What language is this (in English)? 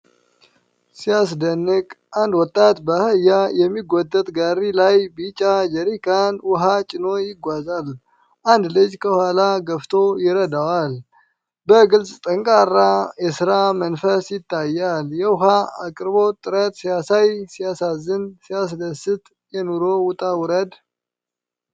Amharic